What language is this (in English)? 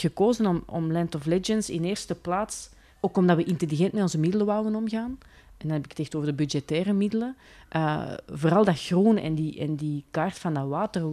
Dutch